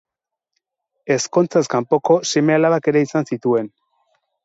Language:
Basque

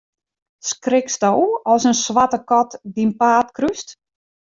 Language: Western Frisian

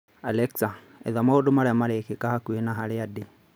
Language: Kikuyu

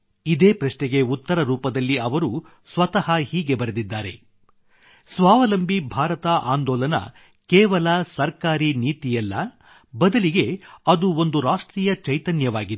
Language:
Kannada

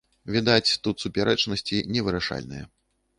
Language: Belarusian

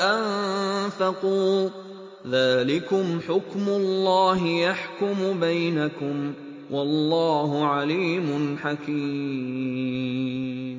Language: Arabic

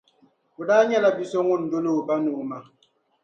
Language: Dagbani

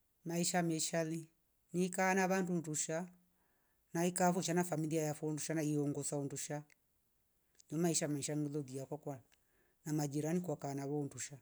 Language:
Rombo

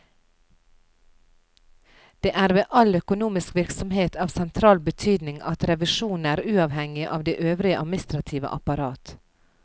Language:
Norwegian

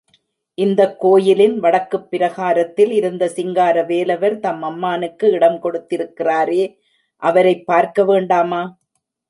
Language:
Tamil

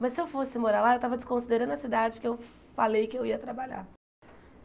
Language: Portuguese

